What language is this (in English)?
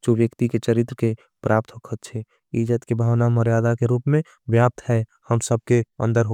Angika